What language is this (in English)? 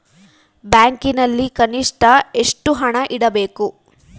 Kannada